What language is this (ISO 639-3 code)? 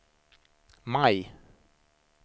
swe